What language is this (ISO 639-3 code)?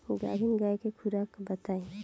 bho